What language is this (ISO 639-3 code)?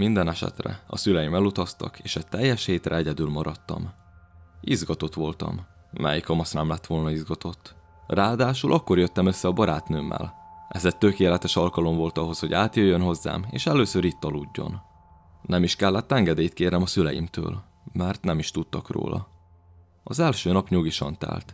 hun